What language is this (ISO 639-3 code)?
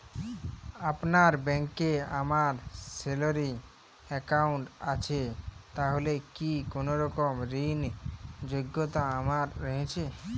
ben